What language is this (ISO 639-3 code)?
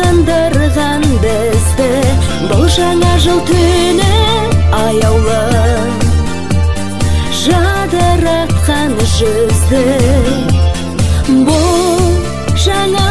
rus